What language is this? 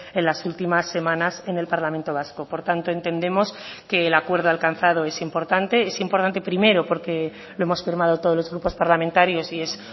Spanish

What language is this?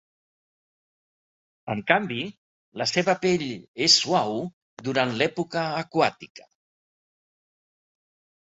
Catalan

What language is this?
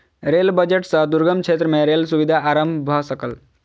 Maithili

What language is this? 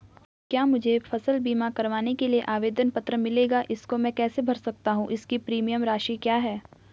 Hindi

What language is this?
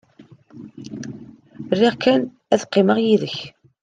Kabyle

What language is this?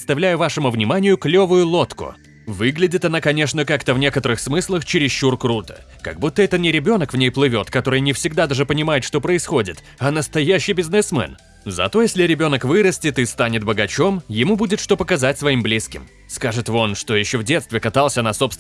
Russian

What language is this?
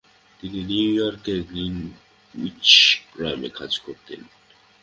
Bangla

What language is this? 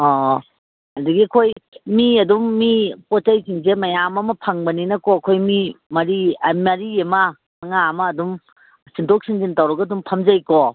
Manipuri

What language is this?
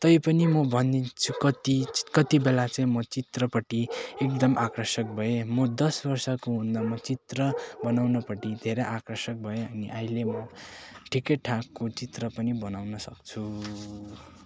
Nepali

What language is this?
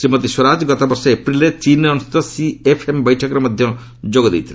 Odia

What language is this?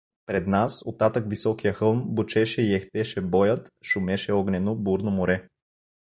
Bulgarian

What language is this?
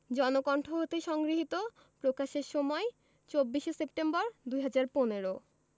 Bangla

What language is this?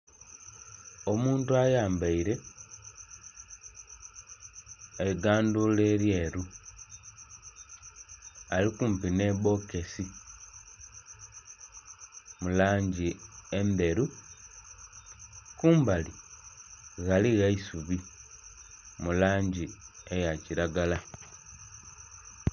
Soga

